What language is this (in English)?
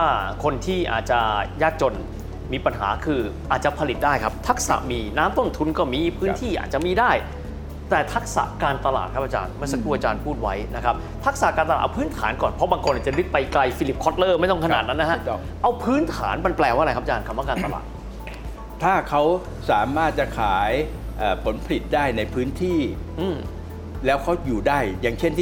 Thai